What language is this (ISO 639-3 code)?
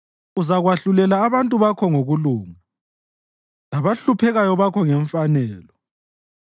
nde